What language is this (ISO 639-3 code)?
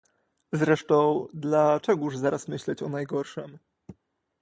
pol